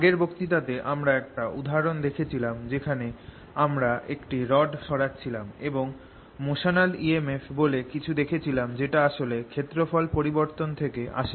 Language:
Bangla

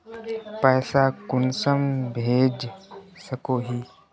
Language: Magahi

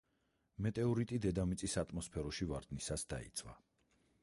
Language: Georgian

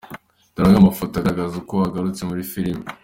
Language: Kinyarwanda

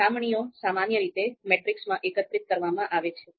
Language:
Gujarati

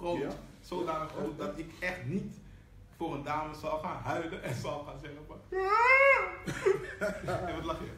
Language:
Dutch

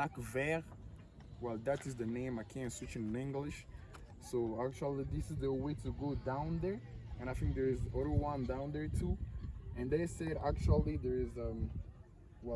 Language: English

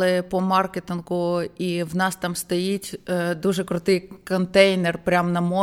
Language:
Ukrainian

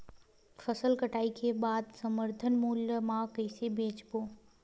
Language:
Chhattisgarhi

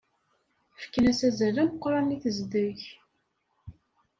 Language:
Kabyle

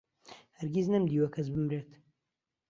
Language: Central Kurdish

